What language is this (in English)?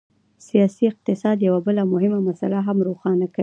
Pashto